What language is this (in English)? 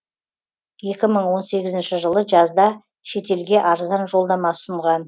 Kazakh